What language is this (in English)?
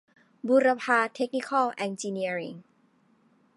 Thai